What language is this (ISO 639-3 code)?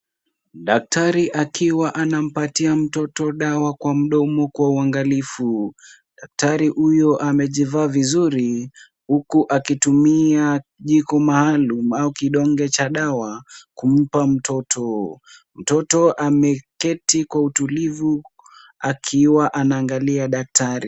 swa